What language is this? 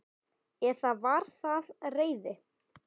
Icelandic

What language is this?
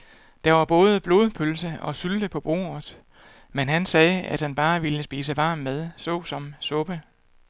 Danish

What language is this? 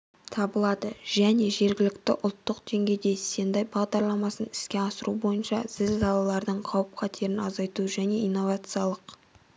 Kazakh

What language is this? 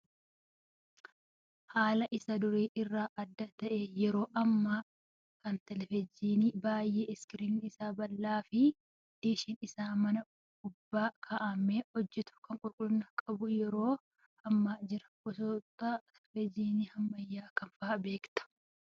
Oromo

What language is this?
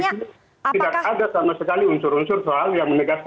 Indonesian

